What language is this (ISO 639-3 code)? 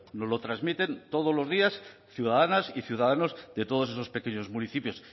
spa